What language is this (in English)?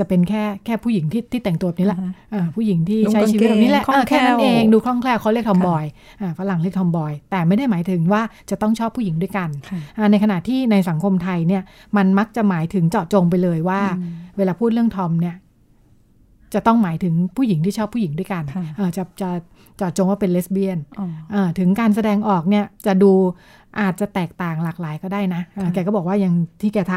Thai